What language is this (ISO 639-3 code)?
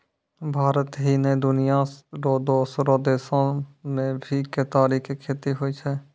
mai